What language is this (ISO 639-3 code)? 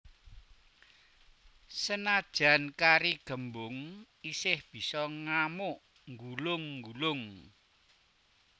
jav